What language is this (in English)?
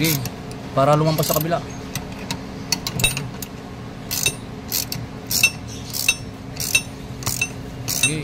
Filipino